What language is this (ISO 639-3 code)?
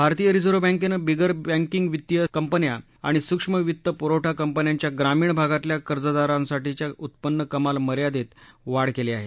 mar